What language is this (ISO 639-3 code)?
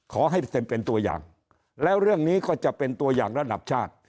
tha